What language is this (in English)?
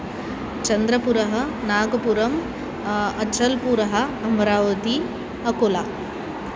Sanskrit